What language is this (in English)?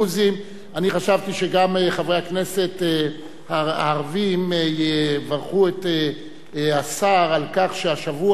Hebrew